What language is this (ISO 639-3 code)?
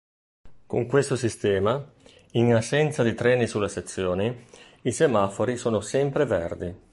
ita